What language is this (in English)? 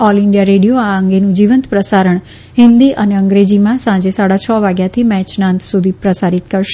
Gujarati